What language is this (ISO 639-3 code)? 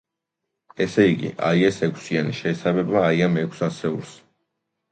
kat